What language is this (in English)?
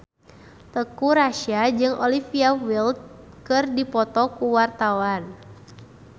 Sundanese